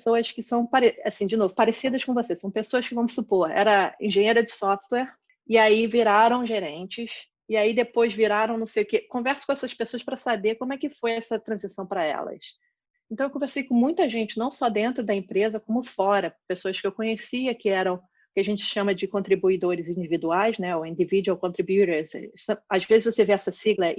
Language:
Portuguese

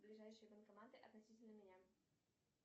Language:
Russian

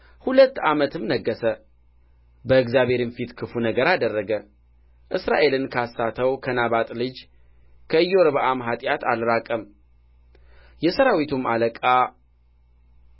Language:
Amharic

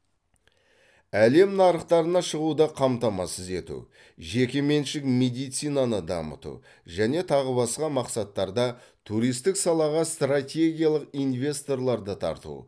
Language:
Kazakh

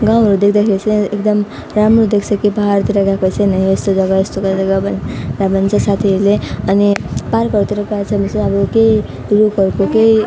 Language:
Nepali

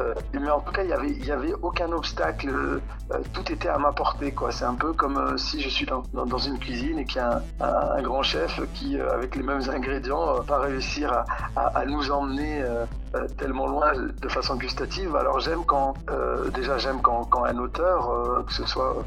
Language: French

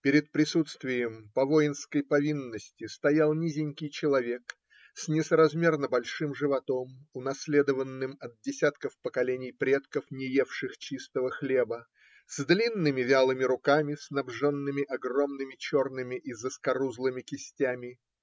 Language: Russian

